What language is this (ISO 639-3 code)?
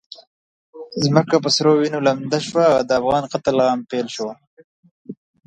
pus